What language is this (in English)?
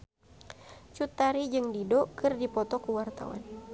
Sundanese